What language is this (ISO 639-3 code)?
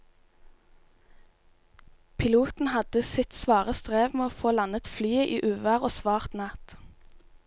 nor